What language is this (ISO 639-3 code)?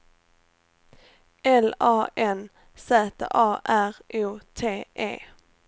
swe